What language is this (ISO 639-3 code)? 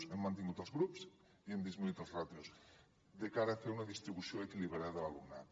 cat